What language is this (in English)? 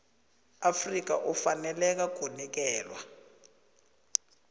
South Ndebele